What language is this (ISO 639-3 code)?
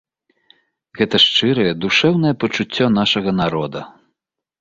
bel